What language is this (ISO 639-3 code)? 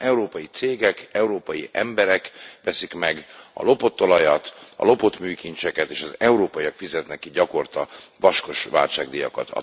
hun